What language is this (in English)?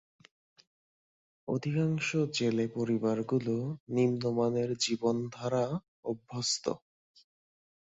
Bangla